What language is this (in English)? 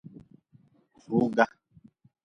Nawdm